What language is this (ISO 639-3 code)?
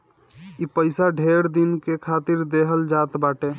bho